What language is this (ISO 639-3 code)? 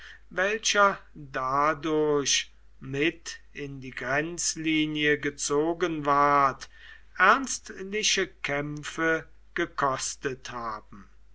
deu